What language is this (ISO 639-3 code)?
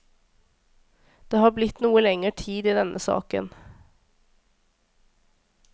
nor